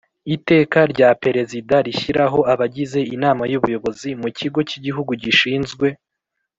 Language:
Kinyarwanda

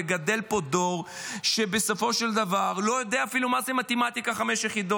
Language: Hebrew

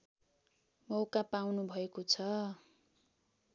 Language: Nepali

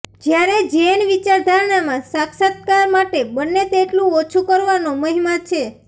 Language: Gujarati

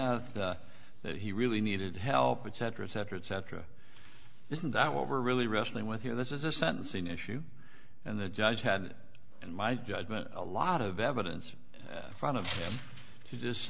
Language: English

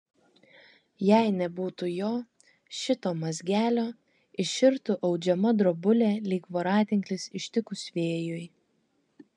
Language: Lithuanian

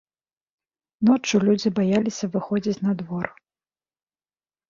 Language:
Belarusian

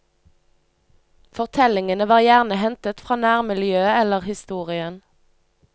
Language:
Norwegian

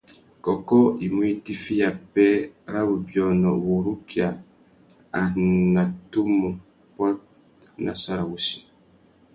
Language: Tuki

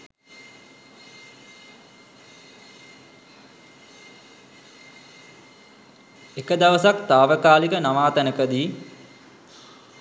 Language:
Sinhala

